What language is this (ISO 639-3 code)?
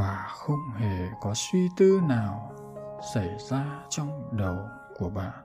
vie